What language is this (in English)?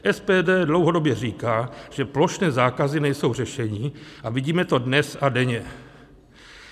Czech